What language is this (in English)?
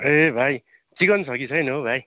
Nepali